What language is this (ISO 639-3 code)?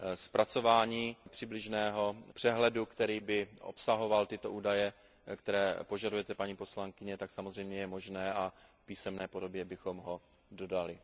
ces